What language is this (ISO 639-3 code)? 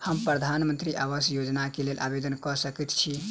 mai